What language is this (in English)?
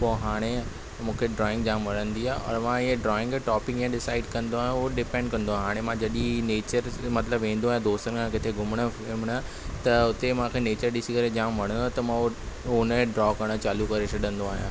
Sindhi